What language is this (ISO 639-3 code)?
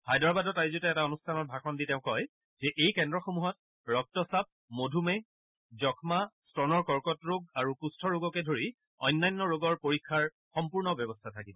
asm